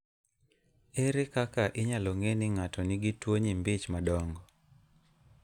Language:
Luo (Kenya and Tanzania)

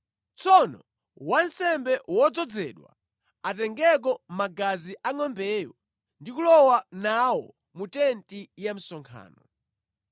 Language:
Nyanja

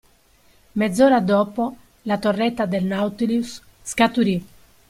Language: Italian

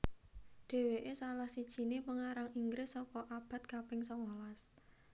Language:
Javanese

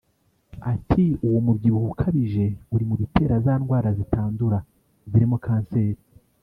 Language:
Kinyarwanda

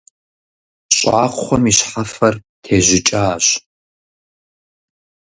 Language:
Kabardian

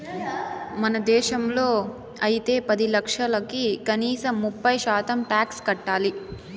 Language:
Telugu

